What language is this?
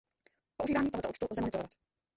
Czech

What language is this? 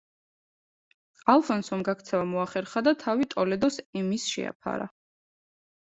Georgian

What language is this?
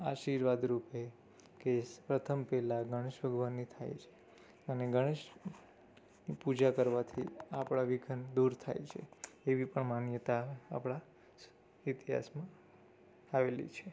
Gujarati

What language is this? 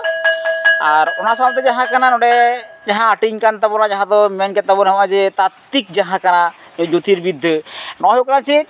Santali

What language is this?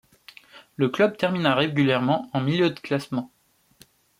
French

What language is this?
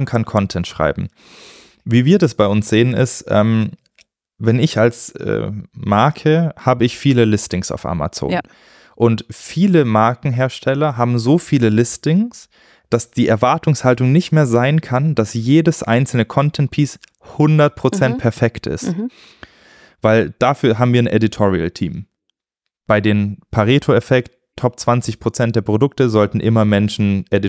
German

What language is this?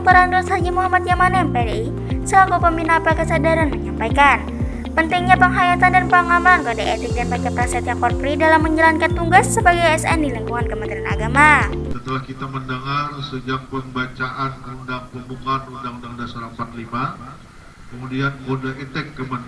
Indonesian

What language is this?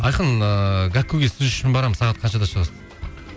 Kazakh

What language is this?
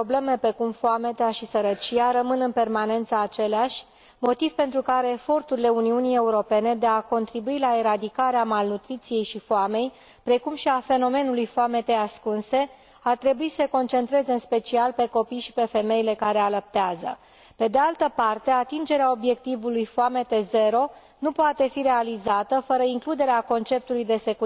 Romanian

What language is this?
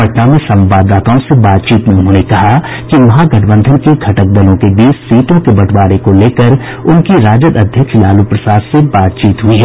Hindi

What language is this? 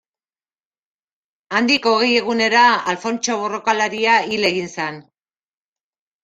Basque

